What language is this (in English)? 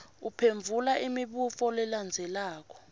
Swati